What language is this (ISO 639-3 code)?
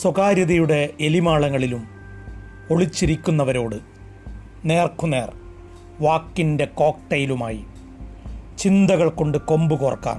mal